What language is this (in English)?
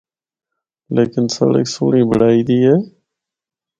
Northern Hindko